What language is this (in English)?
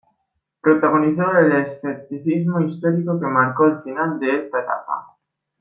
Spanish